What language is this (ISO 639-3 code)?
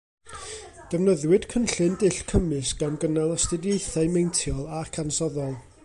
cym